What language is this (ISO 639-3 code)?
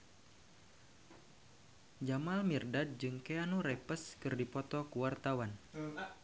sun